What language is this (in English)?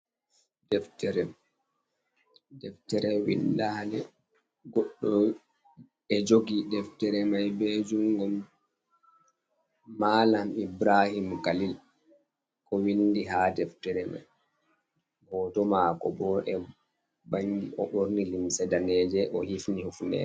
Fula